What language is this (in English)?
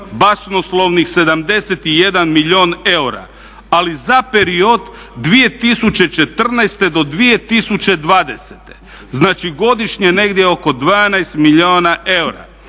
Croatian